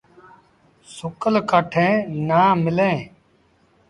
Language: Sindhi Bhil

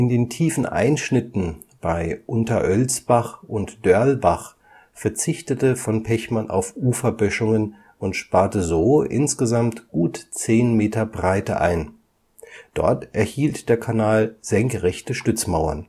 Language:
German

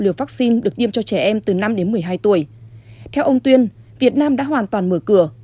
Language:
Vietnamese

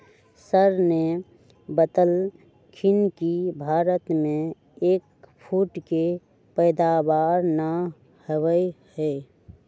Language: Magahi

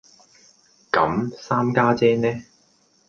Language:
Cantonese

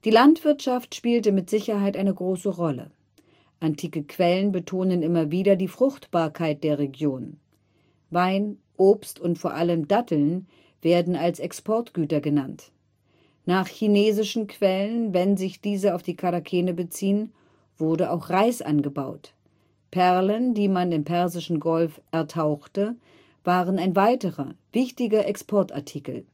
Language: German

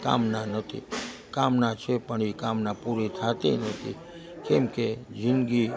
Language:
Gujarati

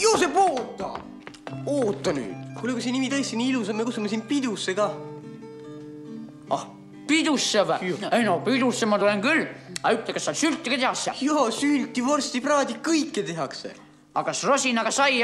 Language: Italian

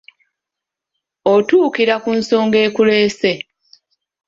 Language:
Ganda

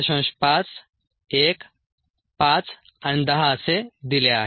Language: Marathi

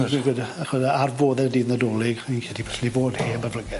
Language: Welsh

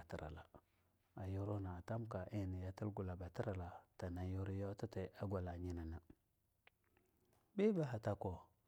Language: Longuda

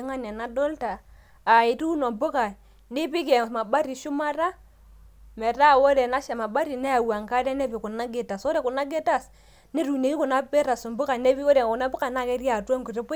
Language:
Masai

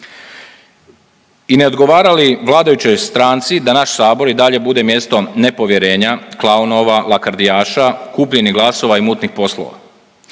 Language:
Croatian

